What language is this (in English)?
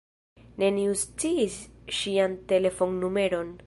Esperanto